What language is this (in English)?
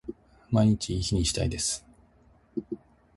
Japanese